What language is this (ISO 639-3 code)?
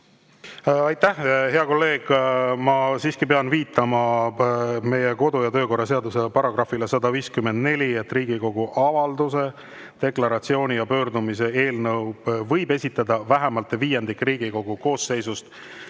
est